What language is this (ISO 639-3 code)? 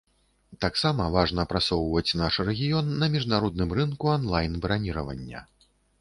bel